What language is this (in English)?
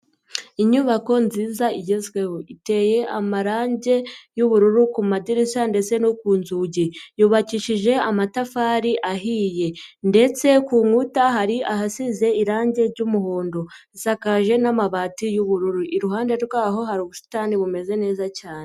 Kinyarwanda